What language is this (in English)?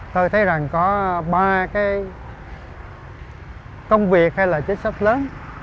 Vietnamese